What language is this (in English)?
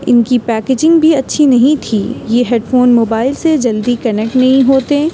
Urdu